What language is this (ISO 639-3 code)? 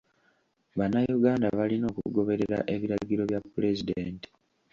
lug